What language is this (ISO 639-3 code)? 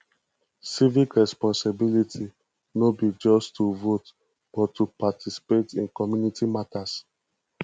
pcm